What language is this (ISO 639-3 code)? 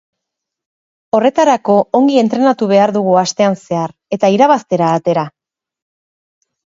eus